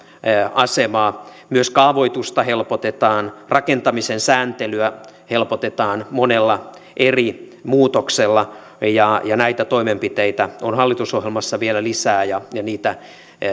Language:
Finnish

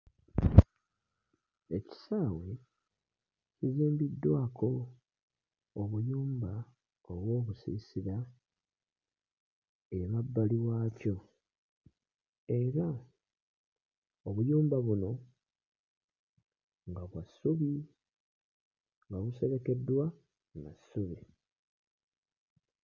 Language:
Ganda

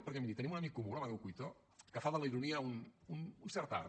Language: Catalan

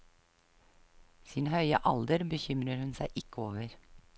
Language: Norwegian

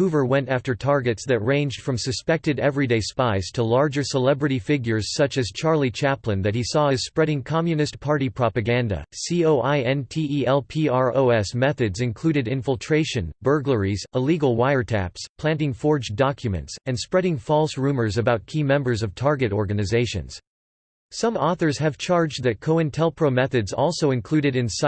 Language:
English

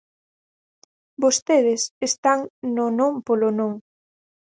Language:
Galician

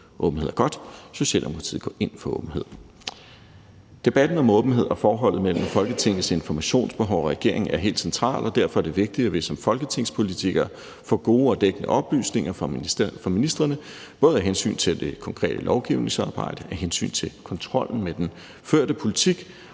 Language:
Danish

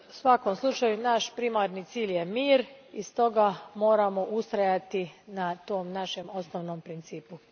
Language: Croatian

